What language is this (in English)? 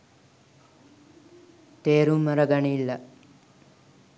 Sinhala